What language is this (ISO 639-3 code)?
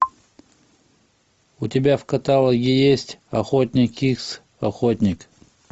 rus